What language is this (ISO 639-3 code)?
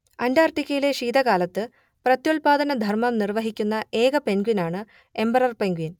mal